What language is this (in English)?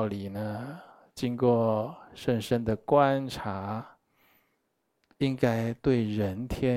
Chinese